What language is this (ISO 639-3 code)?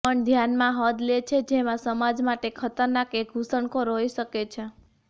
guj